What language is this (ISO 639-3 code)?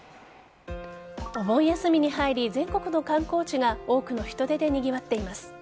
jpn